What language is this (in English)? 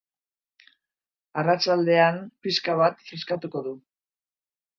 Basque